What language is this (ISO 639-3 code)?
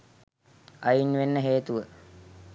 sin